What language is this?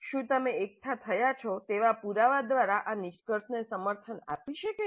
Gujarati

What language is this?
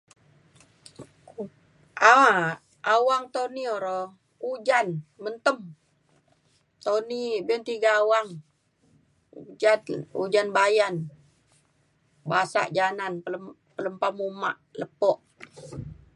Mainstream Kenyah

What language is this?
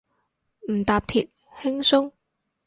Cantonese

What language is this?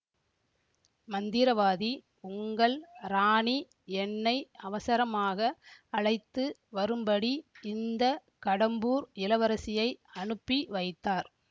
Tamil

